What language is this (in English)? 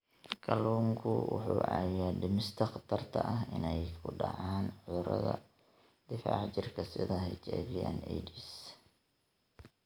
Somali